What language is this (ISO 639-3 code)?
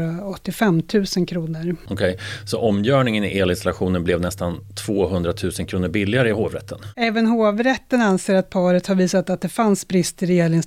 swe